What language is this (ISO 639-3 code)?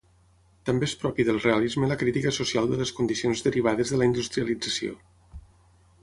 cat